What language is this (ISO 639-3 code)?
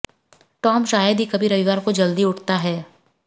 hin